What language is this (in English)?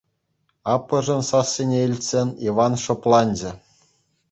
Chuvash